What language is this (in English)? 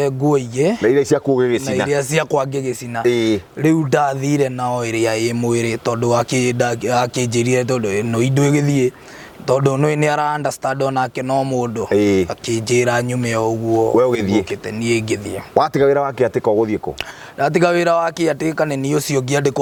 Swahili